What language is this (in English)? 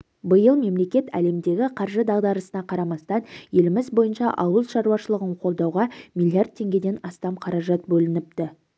Kazakh